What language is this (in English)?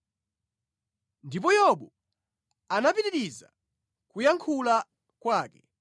Nyanja